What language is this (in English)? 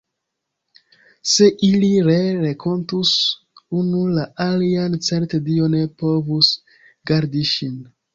Esperanto